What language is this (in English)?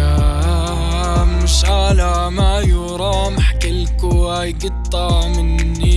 Arabic